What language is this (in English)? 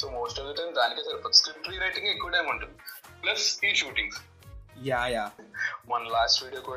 Telugu